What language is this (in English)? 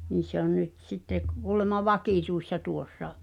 Finnish